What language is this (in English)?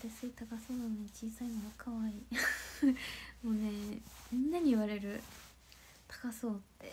Japanese